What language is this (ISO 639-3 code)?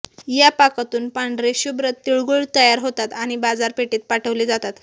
mar